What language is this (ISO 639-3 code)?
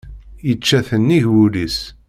kab